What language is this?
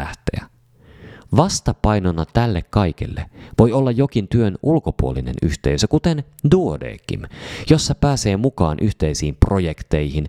Finnish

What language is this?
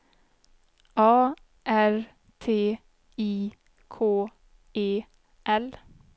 Swedish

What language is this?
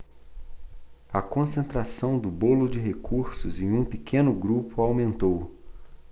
Portuguese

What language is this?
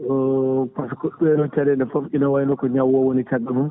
Fula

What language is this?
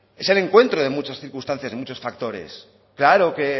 Spanish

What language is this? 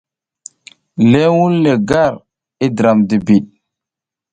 South Giziga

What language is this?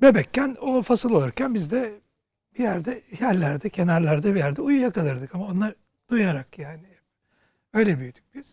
Turkish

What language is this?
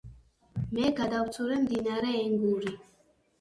Georgian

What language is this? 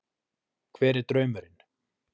Icelandic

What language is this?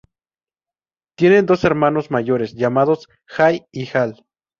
Spanish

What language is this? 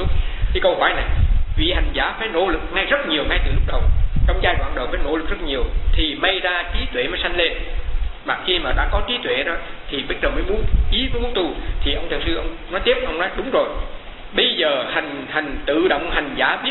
Vietnamese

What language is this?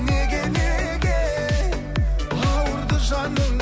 Kazakh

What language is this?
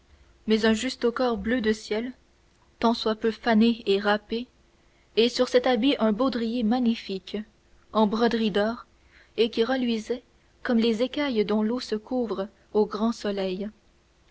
French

